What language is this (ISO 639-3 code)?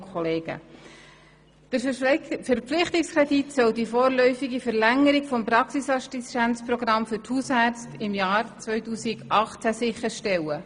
gsw